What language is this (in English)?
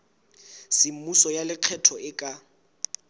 Southern Sotho